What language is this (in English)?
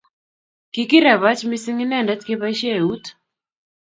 Kalenjin